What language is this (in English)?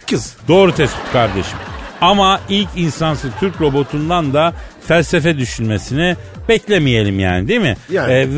Turkish